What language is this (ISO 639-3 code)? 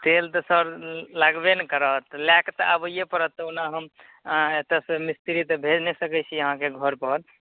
mai